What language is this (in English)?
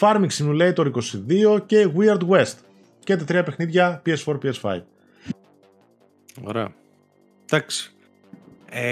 Greek